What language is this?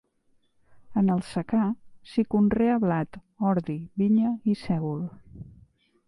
Catalan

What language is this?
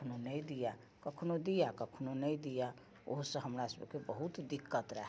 Maithili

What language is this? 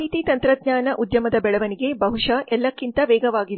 Kannada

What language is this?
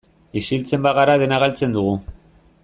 Basque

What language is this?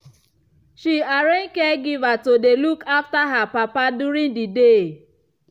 Nigerian Pidgin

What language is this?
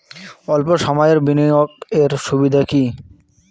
Bangla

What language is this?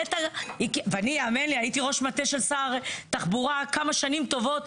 Hebrew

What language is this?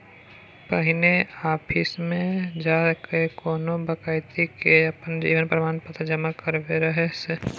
Maithili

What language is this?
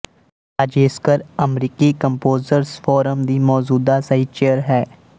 Punjabi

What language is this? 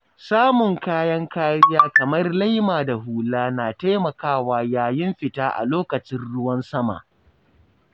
Hausa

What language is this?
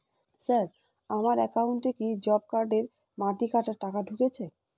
Bangla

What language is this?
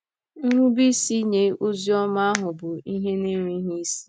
Igbo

